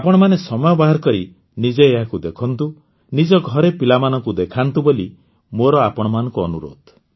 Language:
Odia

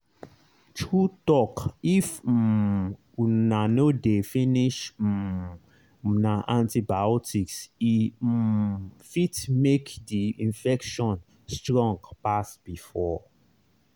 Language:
Nigerian Pidgin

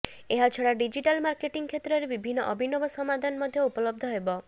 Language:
Odia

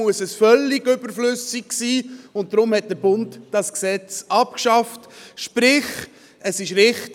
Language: Swiss German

